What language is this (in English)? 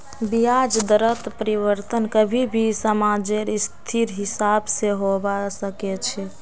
Magahi